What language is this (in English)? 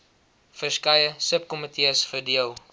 Afrikaans